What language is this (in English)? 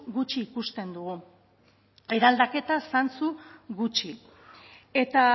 Basque